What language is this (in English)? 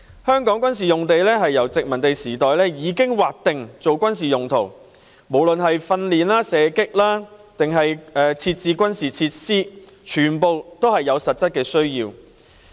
Cantonese